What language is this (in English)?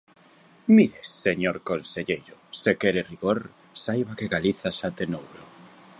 Galician